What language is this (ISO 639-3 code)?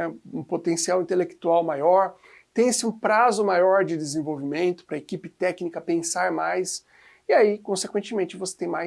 por